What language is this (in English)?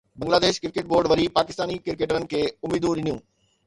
Sindhi